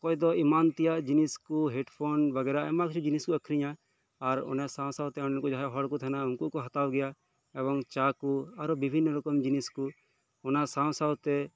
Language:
Santali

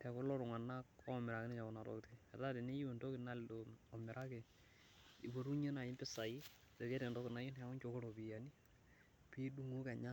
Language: Masai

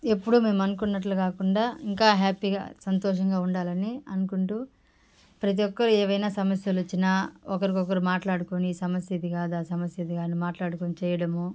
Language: Telugu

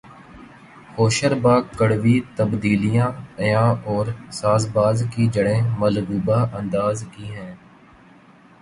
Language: Urdu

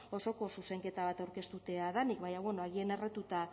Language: Basque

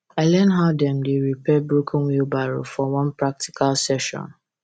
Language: Nigerian Pidgin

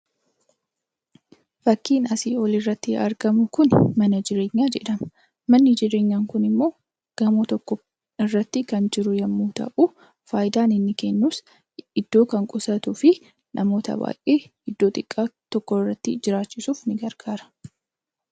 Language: Oromo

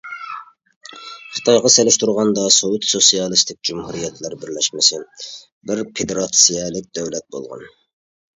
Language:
Uyghur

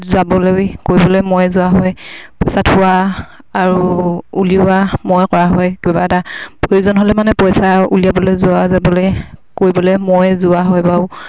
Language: Assamese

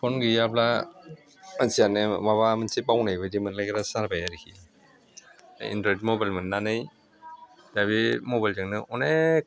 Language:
Bodo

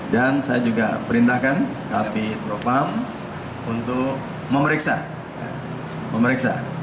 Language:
Indonesian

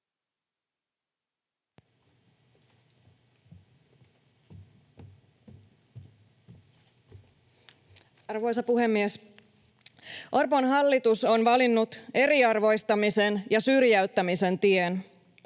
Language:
Finnish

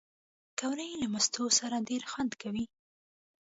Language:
Pashto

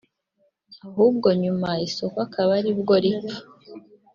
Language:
Kinyarwanda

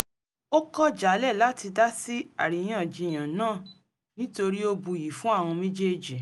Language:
Yoruba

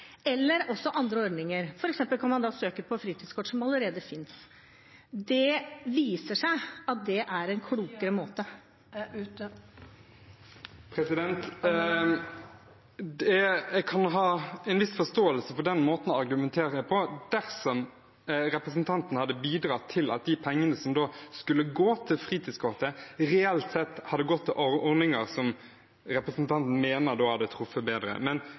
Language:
Norwegian Bokmål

